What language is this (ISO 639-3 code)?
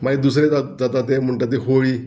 kok